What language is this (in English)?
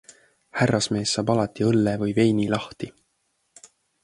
Estonian